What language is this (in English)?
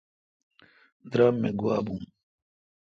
Kalkoti